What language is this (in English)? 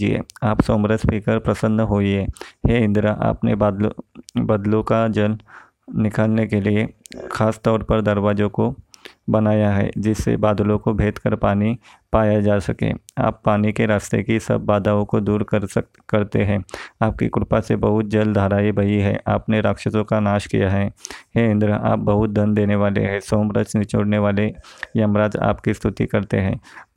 Hindi